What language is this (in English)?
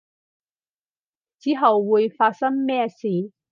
Cantonese